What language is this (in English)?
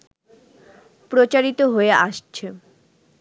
Bangla